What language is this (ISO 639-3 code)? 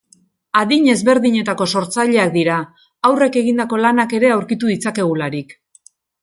eus